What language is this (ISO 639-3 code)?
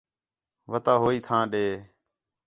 xhe